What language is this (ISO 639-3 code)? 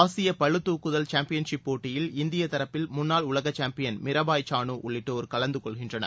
tam